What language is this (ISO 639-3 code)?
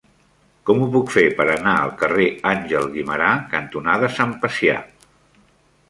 cat